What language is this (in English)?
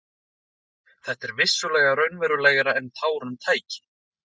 Icelandic